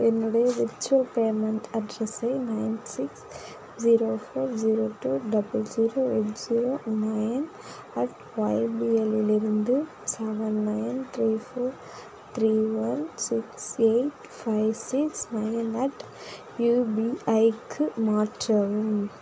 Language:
Tamil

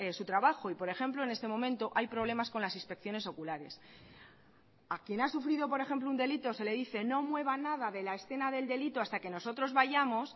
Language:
Spanish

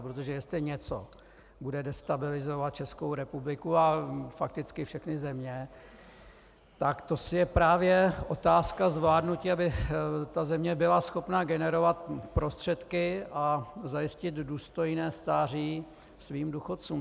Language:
Czech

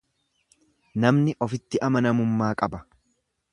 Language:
Oromo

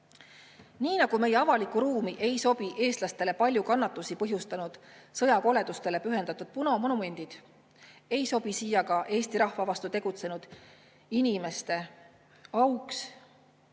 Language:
Estonian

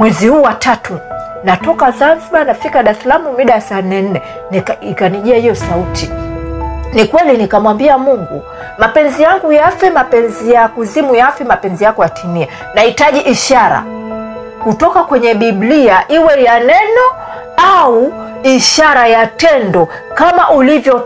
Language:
Swahili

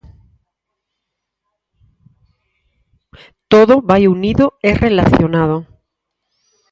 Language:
Galician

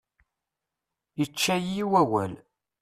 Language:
Kabyle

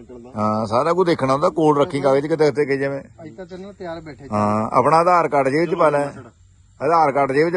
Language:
Punjabi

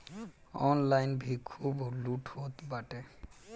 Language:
Bhojpuri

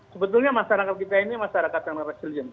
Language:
Indonesian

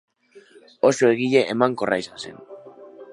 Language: Basque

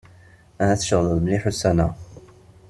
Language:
Kabyle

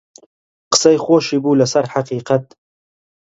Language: Central Kurdish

